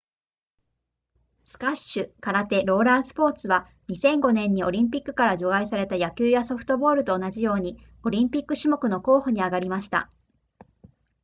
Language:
Japanese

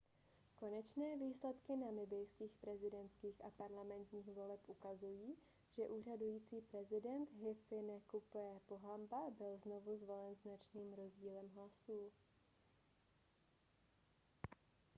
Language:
Czech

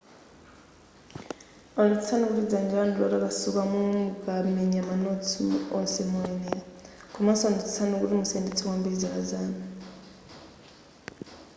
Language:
Nyanja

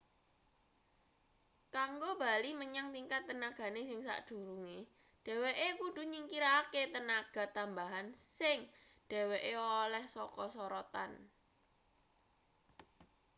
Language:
Javanese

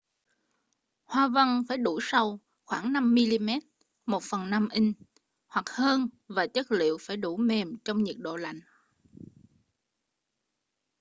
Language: Vietnamese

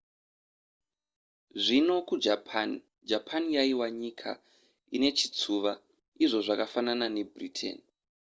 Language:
Shona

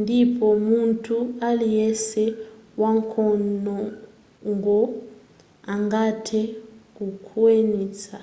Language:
Nyanja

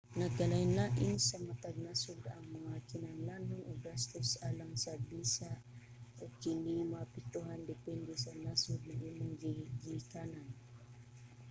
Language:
Cebuano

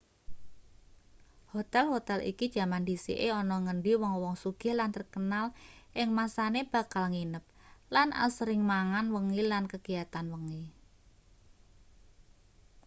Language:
Javanese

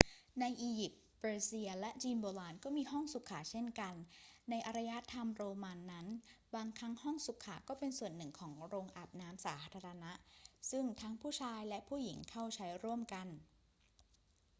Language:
Thai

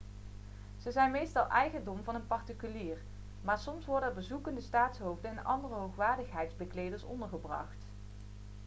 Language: Dutch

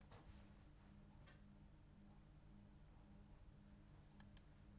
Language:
Central Kurdish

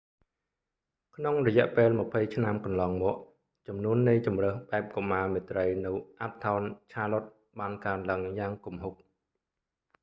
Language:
Khmer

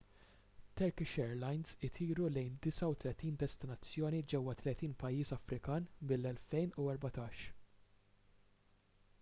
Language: Maltese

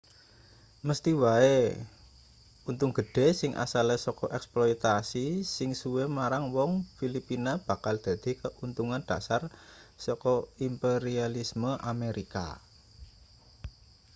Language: Javanese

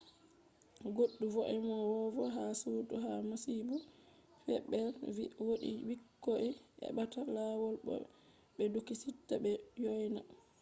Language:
Fula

